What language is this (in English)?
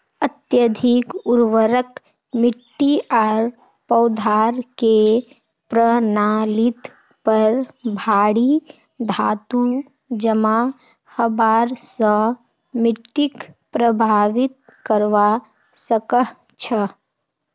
Magahi